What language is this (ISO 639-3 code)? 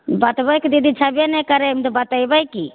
mai